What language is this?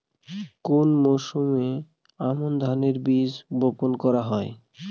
Bangla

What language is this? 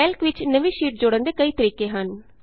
Punjabi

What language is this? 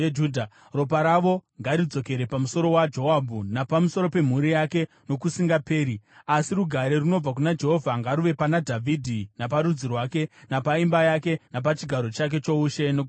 Shona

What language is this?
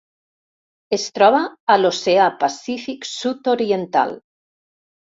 Catalan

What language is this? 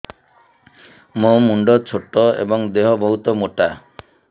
Odia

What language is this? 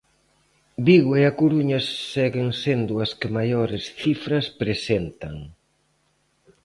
Galician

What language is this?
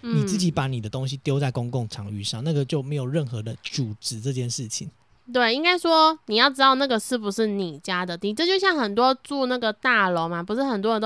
Chinese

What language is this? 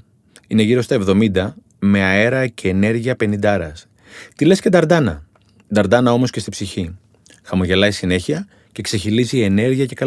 Greek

